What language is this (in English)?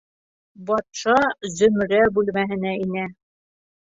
Bashkir